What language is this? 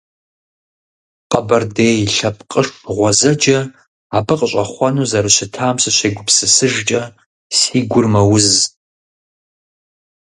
Kabardian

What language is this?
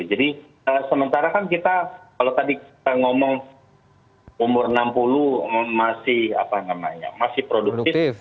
Indonesian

